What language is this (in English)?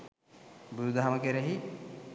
Sinhala